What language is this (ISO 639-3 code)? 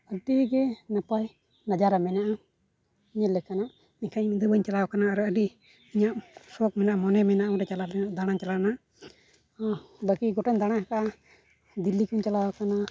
sat